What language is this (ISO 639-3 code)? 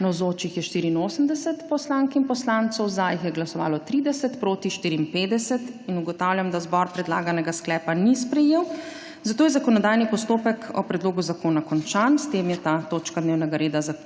slv